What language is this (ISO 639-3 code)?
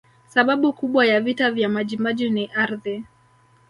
swa